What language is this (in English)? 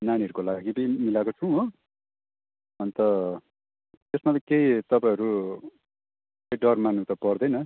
Nepali